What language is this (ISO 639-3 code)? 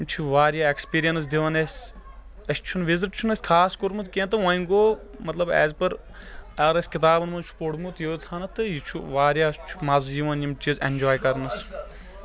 kas